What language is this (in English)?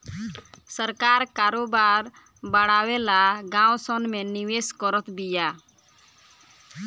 Bhojpuri